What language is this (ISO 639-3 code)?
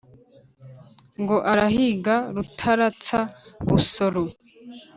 kin